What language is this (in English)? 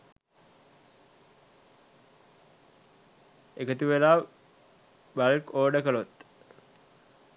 Sinhala